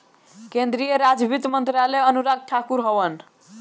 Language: Bhojpuri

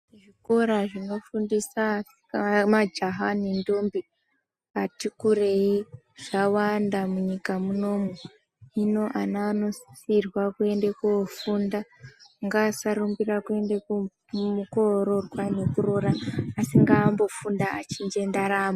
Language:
Ndau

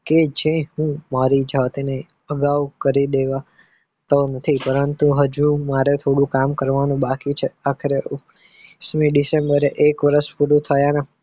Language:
Gujarati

